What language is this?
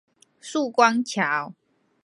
Chinese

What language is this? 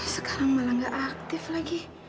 Indonesian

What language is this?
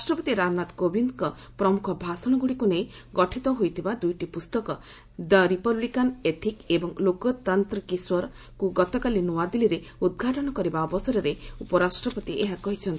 Odia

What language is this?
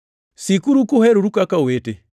Luo (Kenya and Tanzania)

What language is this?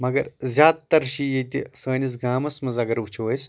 Kashmiri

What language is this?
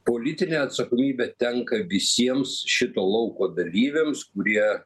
Lithuanian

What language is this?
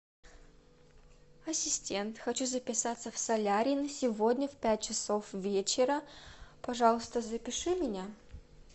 Russian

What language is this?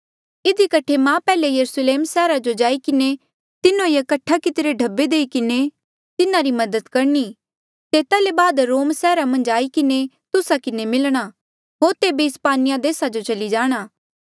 Mandeali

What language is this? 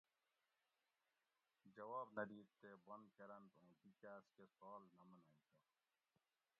Gawri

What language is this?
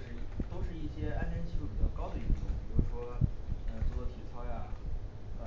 Chinese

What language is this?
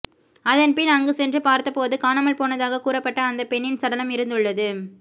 Tamil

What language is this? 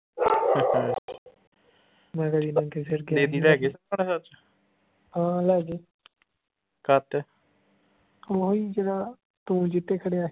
Punjabi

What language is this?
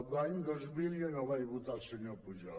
Catalan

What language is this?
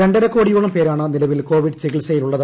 Malayalam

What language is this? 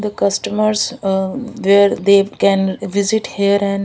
English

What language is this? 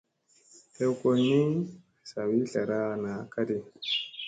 Musey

